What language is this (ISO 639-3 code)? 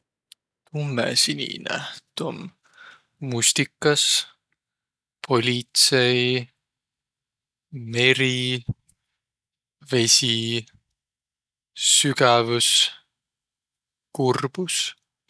vro